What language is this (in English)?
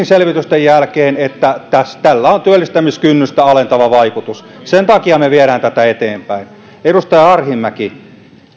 Finnish